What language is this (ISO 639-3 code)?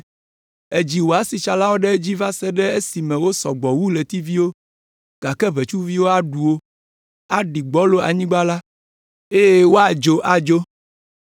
ewe